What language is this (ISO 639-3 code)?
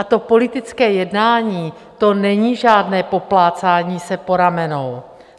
ces